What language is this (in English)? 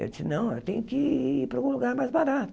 Portuguese